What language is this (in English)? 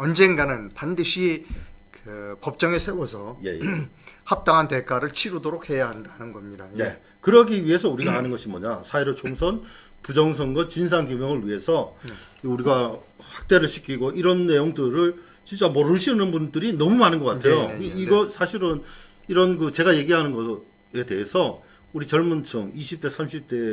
Korean